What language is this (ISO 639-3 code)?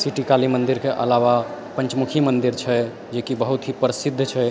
mai